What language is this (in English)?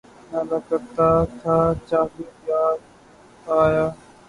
Urdu